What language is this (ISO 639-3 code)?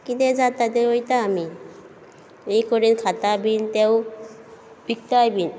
kok